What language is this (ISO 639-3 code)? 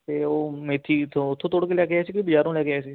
pan